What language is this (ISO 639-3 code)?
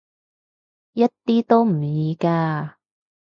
yue